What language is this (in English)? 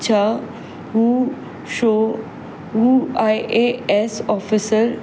Sindhi